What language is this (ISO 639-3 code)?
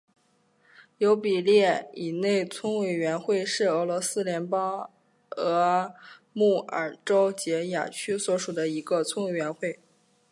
zho